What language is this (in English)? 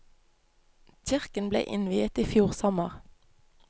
Norwegian